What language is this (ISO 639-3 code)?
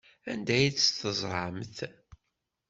kab